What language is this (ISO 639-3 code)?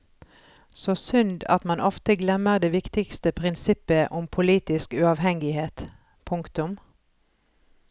nor